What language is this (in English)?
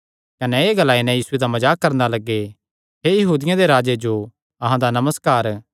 Kangri